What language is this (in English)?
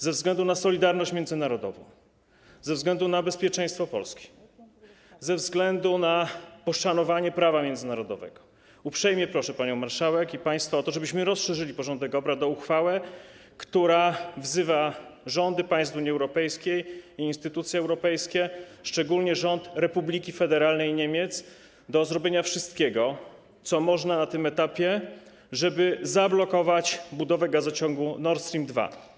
Polish